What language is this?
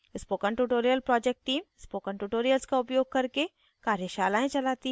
Hindi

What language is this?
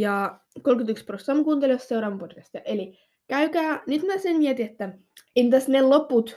Finnish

